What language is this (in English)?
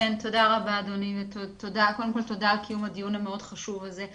Hebrew